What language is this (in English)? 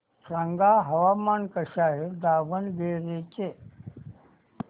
Marathi